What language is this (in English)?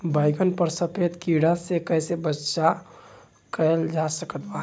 Bhojpuri